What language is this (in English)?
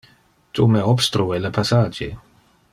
Interlingua